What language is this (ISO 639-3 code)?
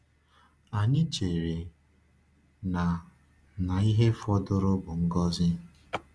ibo